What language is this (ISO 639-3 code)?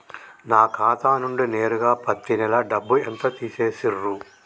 tel